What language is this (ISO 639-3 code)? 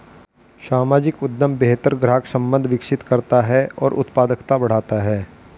hin